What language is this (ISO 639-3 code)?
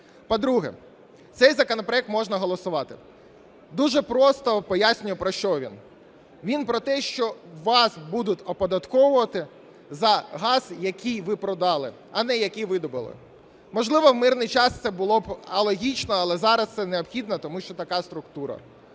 ukr